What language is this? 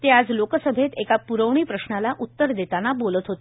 Marathi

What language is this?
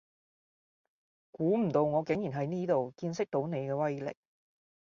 Cantonese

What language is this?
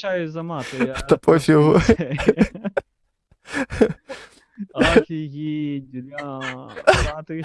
Russian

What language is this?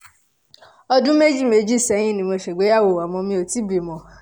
Yoruba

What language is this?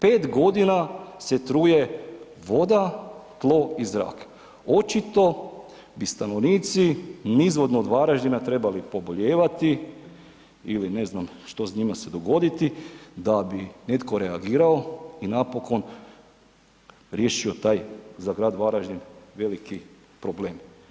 Croatian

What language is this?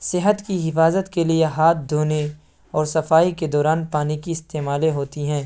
Urdu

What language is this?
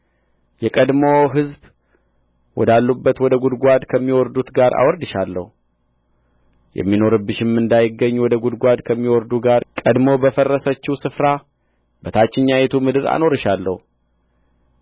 Amharic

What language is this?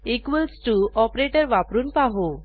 Marathi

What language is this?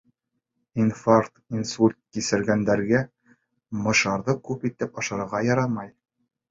Bashkir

